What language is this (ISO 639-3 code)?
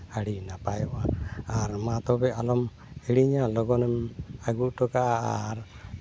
sat